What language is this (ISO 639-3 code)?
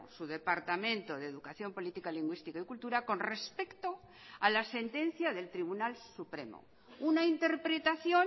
spa